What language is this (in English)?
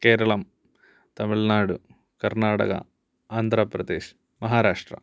Sanskrit